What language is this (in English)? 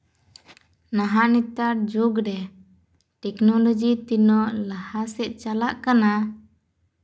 Santali